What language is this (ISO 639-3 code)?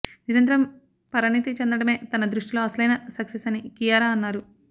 tel